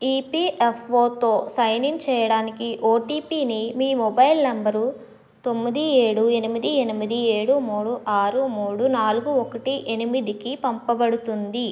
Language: Telugu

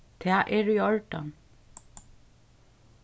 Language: Faroese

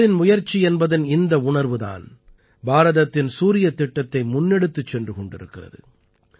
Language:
Tamil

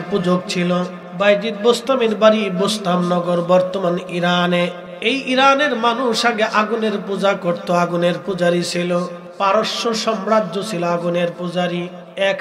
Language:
Arabic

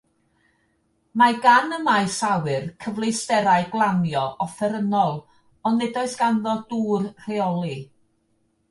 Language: Welsh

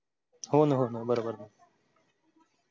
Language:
Marathi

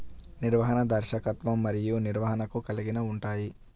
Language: Telugu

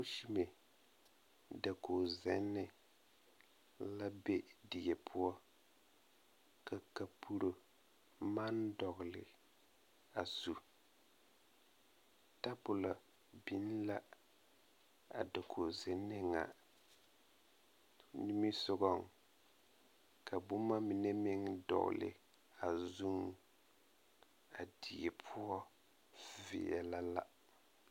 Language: Southern Dagaare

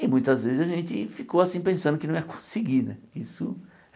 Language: Portuguese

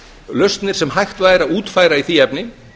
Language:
Icelandic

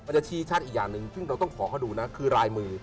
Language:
Thai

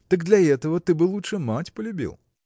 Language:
Russian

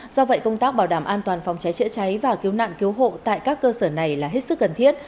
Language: Vietnamese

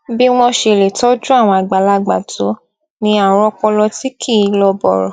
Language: Yoruba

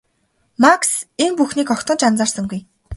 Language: Mongolian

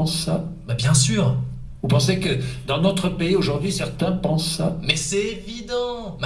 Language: French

